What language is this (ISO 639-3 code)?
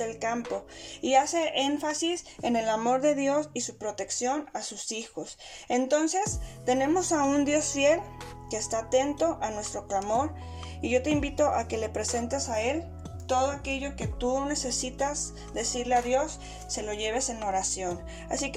spa